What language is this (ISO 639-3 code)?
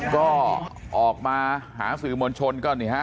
tha